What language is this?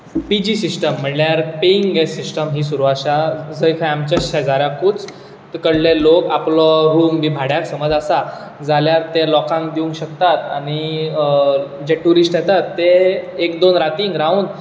Konkani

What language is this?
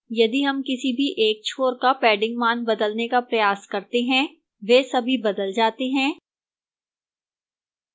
Hindi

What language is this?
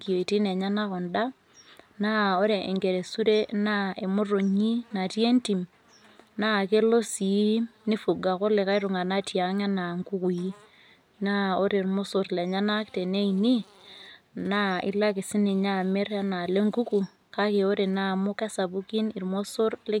Masai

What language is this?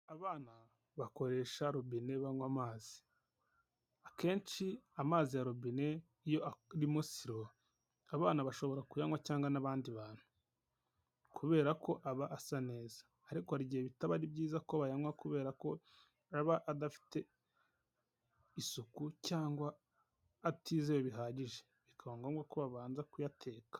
Kinyarwanda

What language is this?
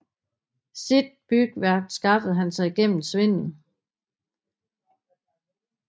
Danish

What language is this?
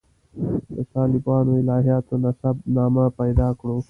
Pashto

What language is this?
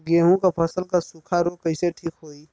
Bhojpuri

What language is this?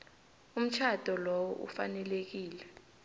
South Ndebele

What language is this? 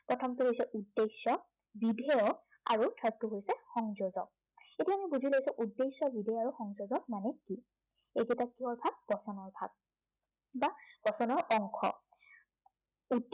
Assamese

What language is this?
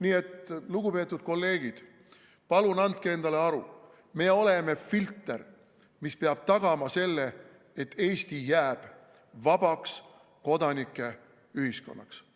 Estonian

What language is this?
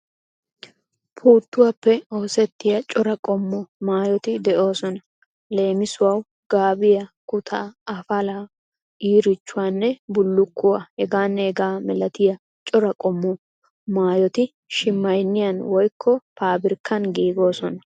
Wolaytta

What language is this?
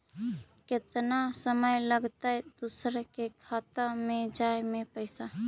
Magahi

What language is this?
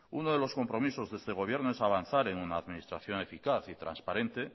Spanish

